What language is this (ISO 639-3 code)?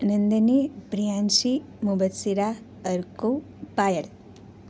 guj